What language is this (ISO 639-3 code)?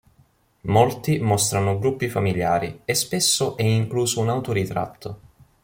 ita